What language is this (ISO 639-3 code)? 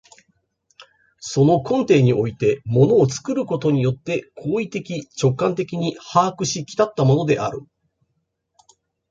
jpn